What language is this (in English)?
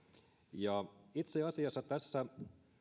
Finnish